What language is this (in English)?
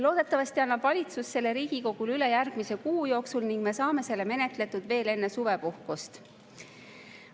Estonian